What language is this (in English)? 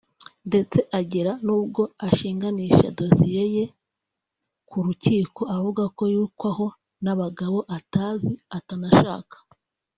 Kinyarwanda